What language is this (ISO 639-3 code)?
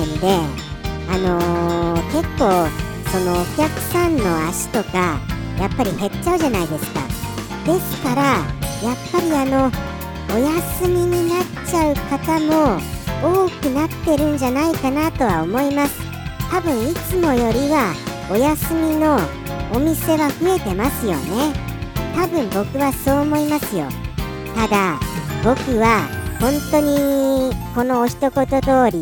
jpn